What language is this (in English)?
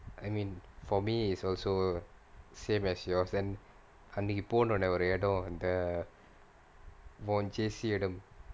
English